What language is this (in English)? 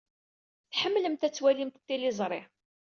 Kabyle